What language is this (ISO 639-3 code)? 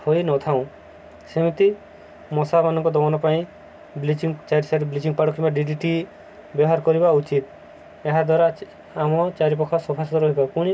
ori